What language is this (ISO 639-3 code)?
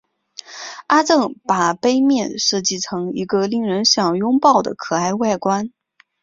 zho